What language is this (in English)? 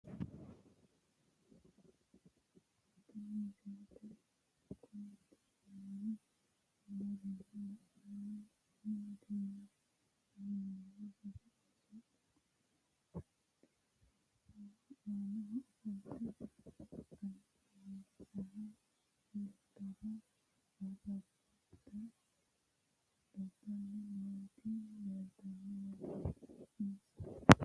Sidamo